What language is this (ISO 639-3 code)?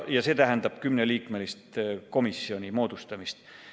est